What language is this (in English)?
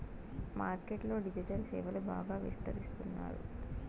Telugu